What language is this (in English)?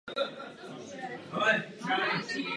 Czech